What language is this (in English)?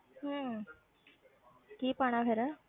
Punjabi